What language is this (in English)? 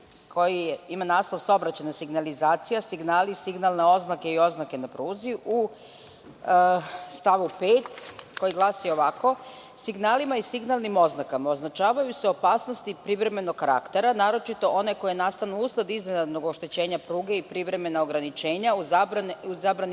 Serbian